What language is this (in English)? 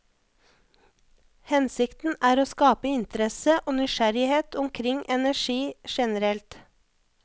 Norwegian